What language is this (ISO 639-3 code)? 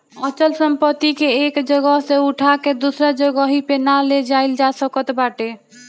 bho